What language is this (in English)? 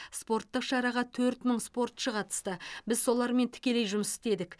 Kazakh